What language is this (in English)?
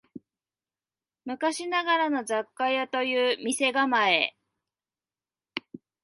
Japanese